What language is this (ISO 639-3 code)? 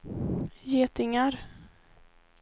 swe